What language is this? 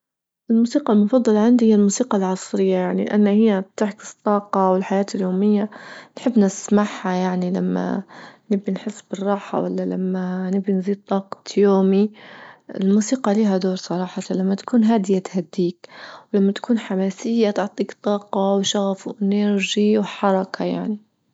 Libyan Arabic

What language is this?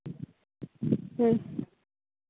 Santali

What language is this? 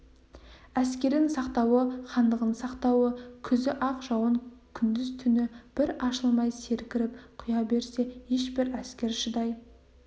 Kazakh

